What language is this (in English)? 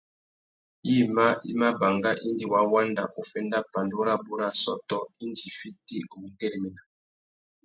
Tuki